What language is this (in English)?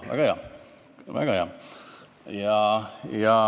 Estonian